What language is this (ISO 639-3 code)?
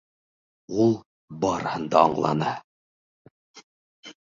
bak